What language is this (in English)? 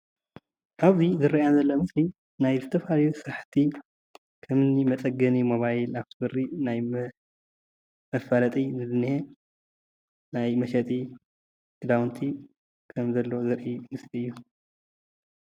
Tigrinya